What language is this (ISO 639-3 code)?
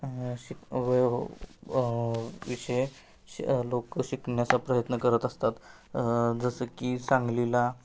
mar